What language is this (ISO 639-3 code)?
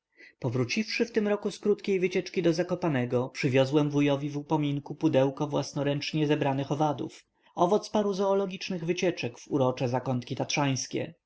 pol